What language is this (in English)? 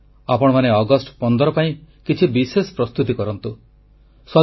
Odia